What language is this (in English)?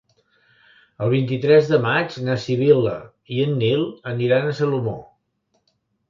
Catalan